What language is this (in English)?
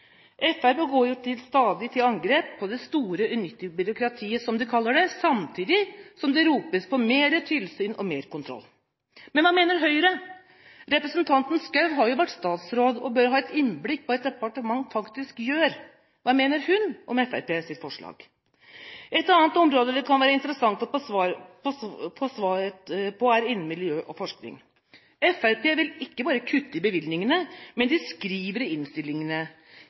Norwegian Bokmål